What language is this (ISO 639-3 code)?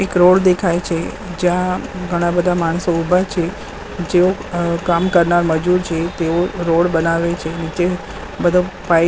guj